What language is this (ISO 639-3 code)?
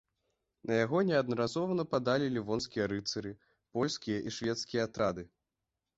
bel